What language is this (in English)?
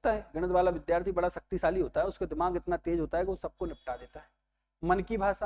Hindi